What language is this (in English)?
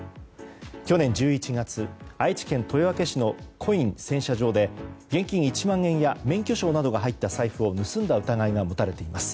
Japanese